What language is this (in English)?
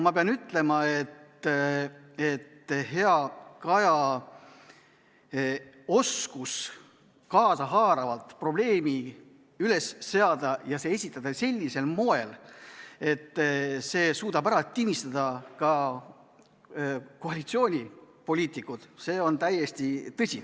Estonian